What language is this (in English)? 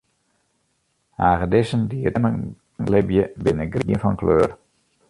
Western Frisian